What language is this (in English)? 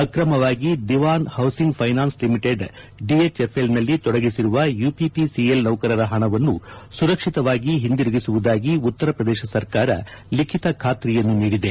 Kannada